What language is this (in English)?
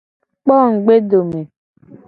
Gen